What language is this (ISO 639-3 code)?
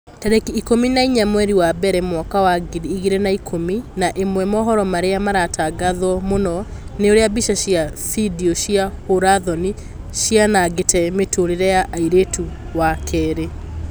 kik